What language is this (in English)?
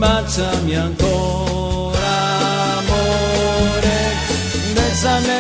Italian